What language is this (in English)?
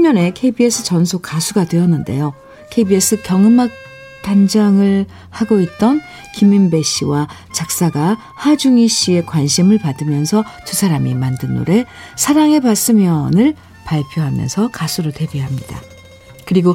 Korean